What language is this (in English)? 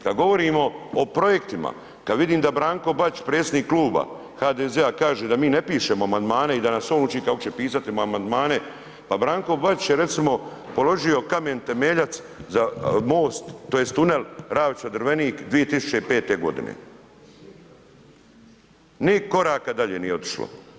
Croatian